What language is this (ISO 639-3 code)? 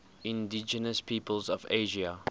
eng